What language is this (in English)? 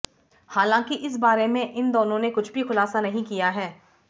Hindi